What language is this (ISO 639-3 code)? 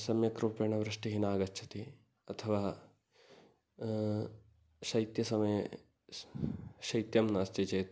san